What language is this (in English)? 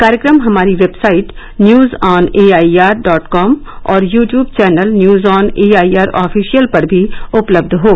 Hindi